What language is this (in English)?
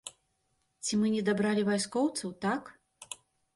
Belarusian